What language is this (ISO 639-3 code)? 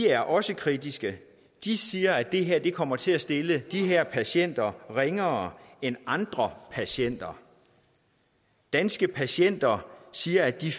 dan